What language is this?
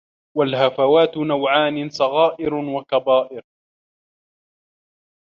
Arabic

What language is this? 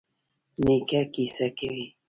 Pashto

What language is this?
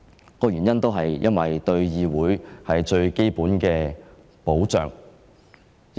Cantonese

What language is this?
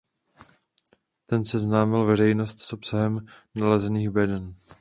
Czech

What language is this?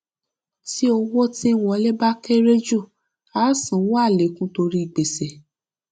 Yoruba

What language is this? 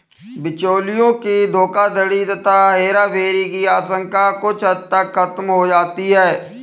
Hindi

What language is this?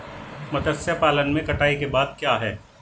Hindi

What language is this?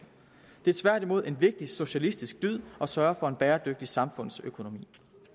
Danish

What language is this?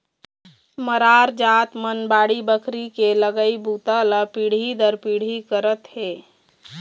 Chhattisgarhi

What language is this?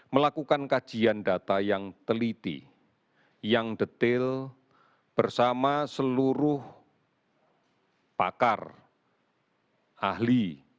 Indonesian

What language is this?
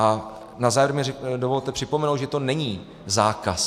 Czech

